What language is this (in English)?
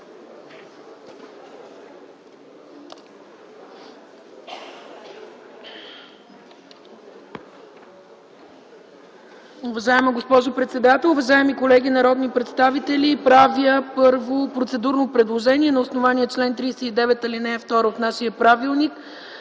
Bulgarian